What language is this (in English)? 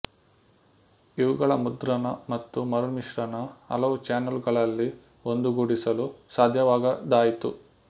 Kannada